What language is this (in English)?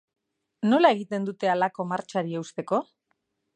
Basque